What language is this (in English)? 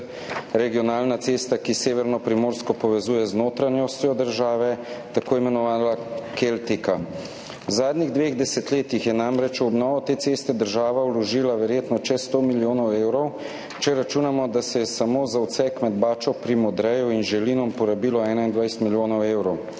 Slovenian